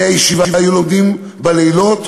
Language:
Hebrew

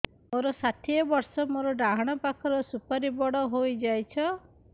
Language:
Odia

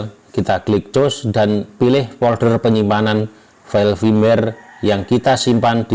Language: Indonesian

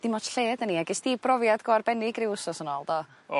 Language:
Welsh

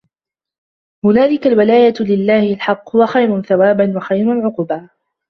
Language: Arabic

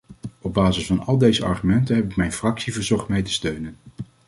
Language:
Dutch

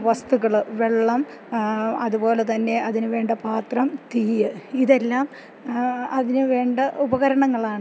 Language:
Malayalam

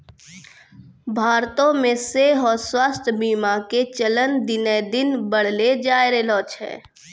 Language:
Maithili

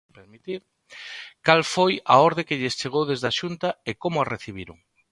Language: Galician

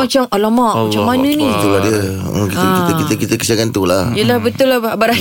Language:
Malay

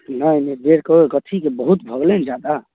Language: Maithili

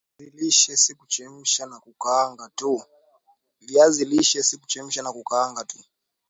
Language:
Swahili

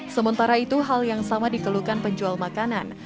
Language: Indonesian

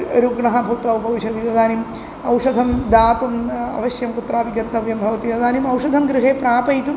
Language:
Sanskrit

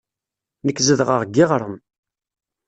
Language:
Kabyle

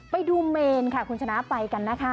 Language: Thai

